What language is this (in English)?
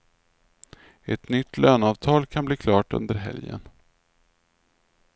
Swedish